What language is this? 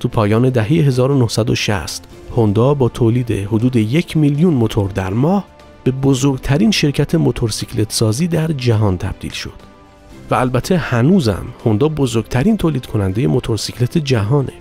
Persian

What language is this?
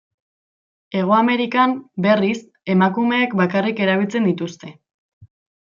Basque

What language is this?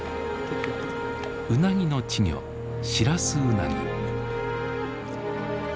Japanese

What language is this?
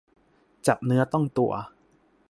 Thai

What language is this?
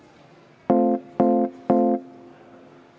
Estonian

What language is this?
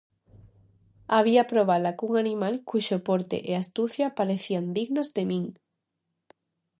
Galician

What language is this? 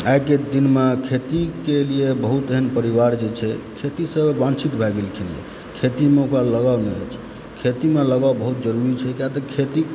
Maithili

